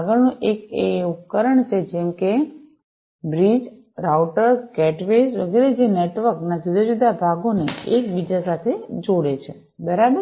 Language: Gujarati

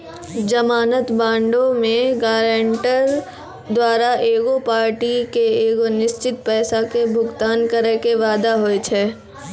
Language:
Maithili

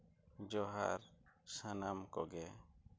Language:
Santali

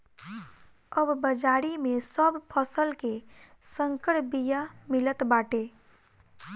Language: Bhojpuri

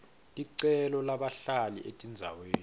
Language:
Swati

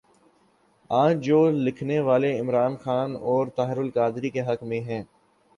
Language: Urdu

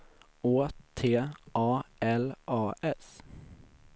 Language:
Swedish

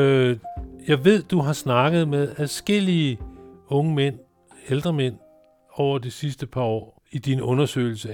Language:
Danish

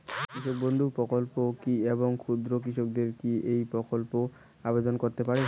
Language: Bangla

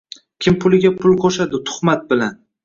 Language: Uzbek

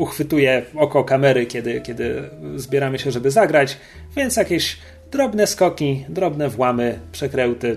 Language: Polish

